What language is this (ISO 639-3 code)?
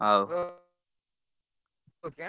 ori